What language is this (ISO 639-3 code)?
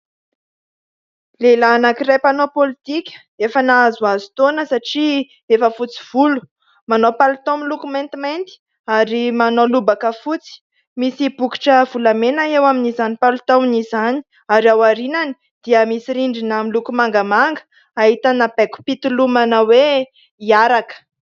mlg